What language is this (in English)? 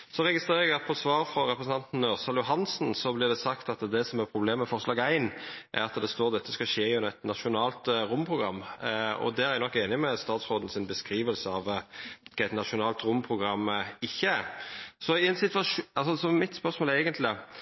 Norwegian Nynorsk